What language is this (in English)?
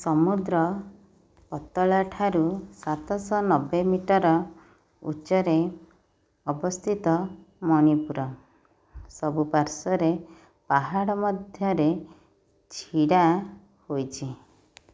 Odia